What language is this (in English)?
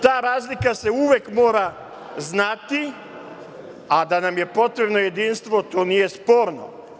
Serbian